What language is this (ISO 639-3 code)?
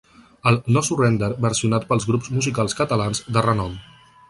cat